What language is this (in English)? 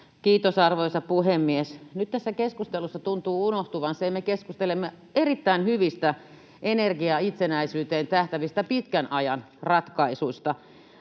Finnish